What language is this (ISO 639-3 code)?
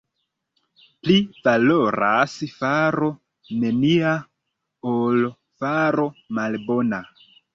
epo